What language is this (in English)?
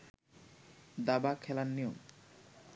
Bangla